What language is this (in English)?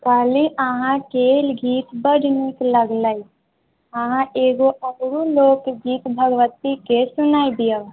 Maithili